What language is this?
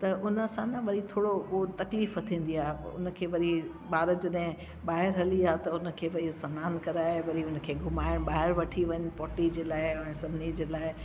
Sindhi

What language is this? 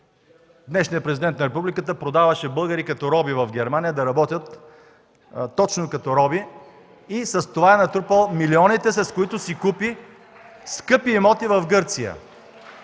Bulgarian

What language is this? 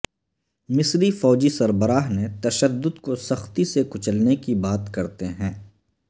Urdu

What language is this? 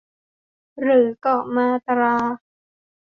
Thai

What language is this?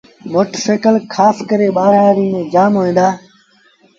Sindhi Bhil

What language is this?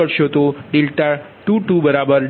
Gujarati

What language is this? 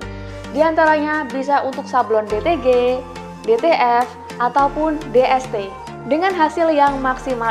Indonesian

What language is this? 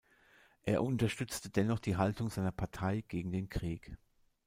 German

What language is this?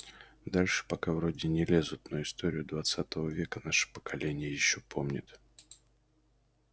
Russian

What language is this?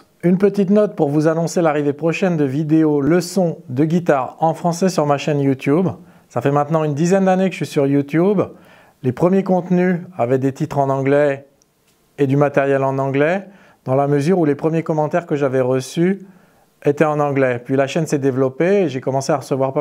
French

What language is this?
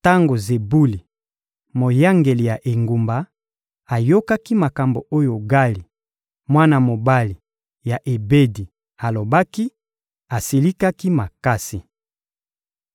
Lingala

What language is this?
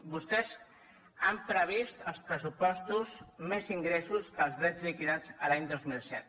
Catalan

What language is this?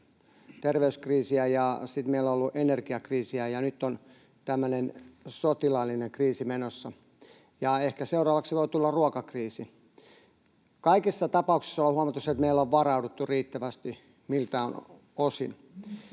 Finnish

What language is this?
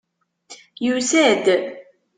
Kabyle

